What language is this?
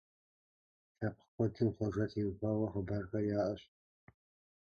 Kabardian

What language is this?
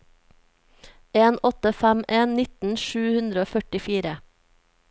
Norwegian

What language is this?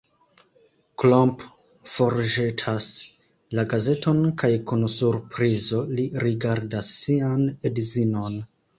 Esperanto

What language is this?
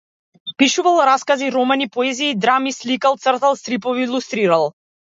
Macedonian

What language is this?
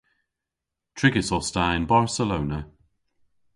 Cornish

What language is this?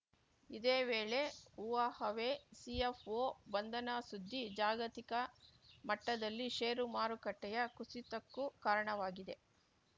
Kannada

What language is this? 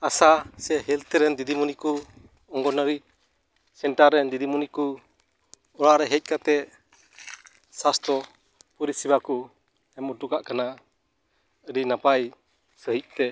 Santali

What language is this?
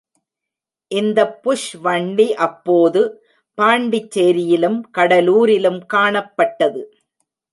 Tamil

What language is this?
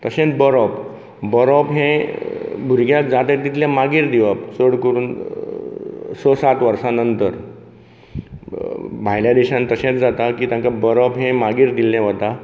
Konkani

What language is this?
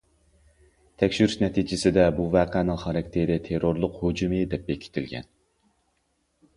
Uyghur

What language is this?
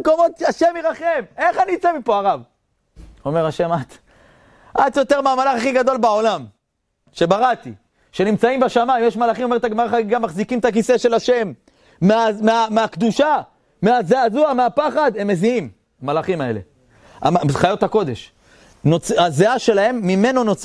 Hebrew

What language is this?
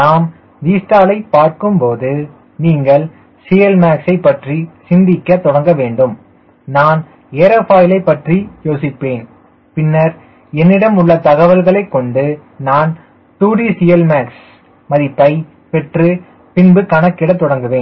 Tamil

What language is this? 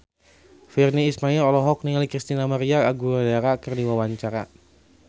Sundanese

